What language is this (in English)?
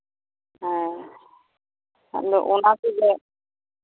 Santali